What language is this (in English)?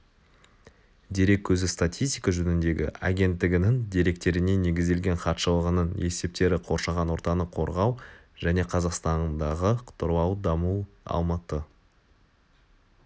Kazakh